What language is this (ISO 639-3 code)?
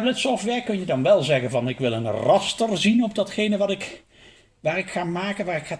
nld